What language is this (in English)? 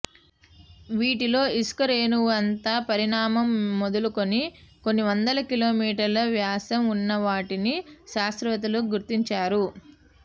Telugu